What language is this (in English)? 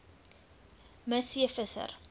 Afrikaans